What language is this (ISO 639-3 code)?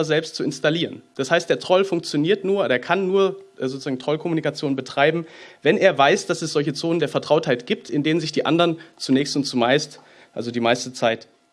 deu